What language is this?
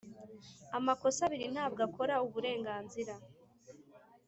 Kinyarwanda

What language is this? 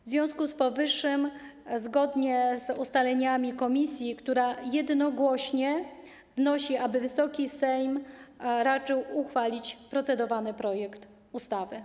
Polish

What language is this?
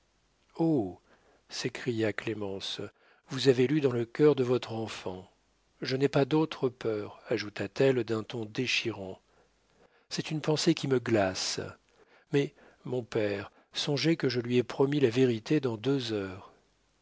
French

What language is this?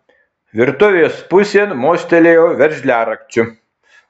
Lithuanian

